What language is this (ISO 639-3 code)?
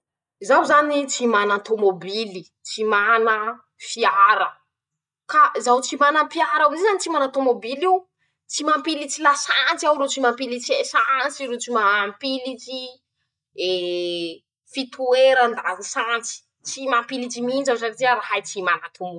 msh